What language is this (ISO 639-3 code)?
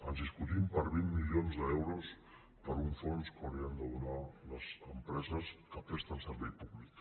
cat